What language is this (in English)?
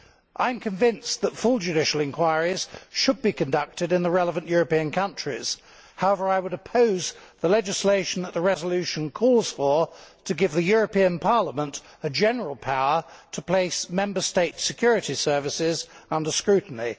English